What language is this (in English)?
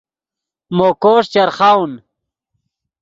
Yidgha